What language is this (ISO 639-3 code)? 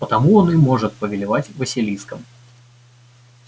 rus